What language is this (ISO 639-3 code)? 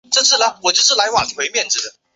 zho